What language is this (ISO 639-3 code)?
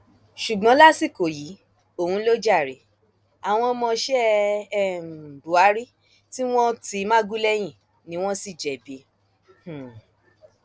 yor